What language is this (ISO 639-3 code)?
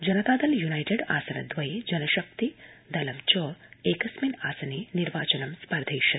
san